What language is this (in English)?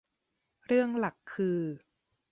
Thai